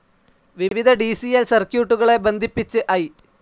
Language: Malayalam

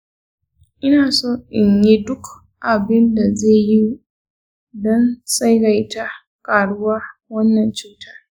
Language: Hausa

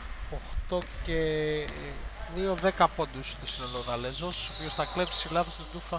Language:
Greek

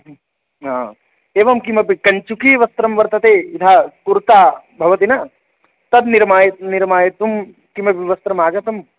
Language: Sanskrit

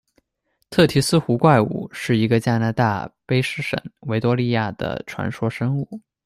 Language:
Chinese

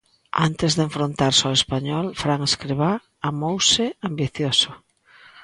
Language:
Galician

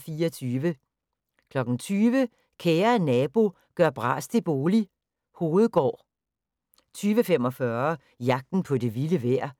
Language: Danish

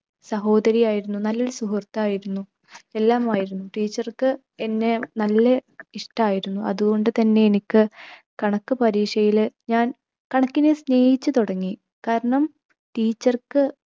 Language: Malayalam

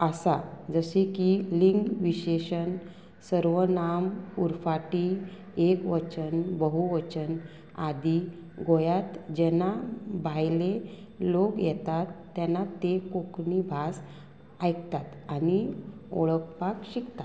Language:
Konkani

